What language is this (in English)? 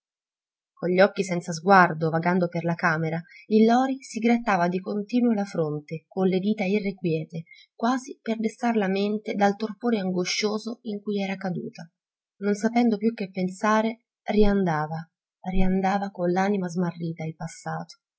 Italian